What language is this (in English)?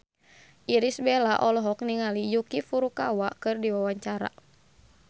Sundanese